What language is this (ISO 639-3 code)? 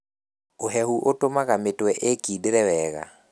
kik